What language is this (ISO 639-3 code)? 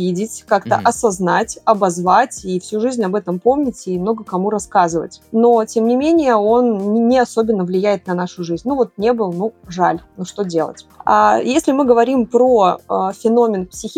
rus